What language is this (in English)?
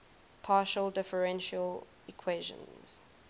English